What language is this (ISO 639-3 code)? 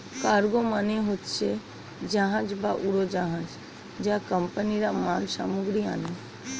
ben